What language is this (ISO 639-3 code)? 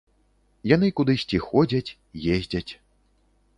bel